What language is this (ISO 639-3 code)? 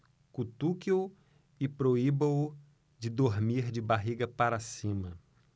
por